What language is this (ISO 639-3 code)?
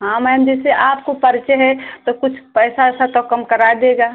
hin